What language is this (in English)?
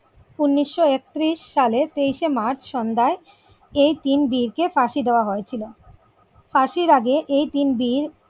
Bangla